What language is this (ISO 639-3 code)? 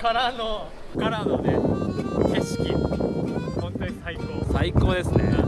jpn